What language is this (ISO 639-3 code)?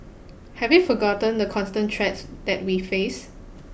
eng